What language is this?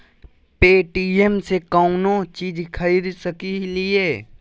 Magahi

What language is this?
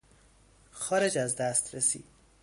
Persian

